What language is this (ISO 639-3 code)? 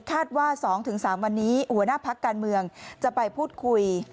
tha